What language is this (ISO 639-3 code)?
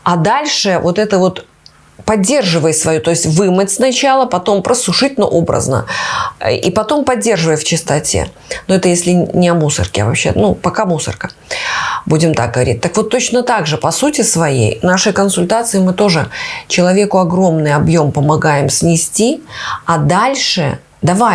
rus